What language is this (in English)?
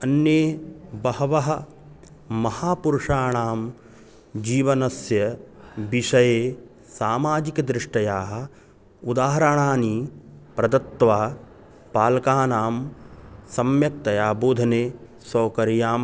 Sanskrit